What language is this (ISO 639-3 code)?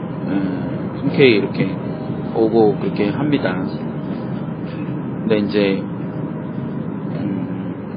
kor